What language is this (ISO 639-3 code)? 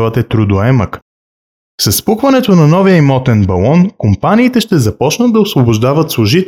bul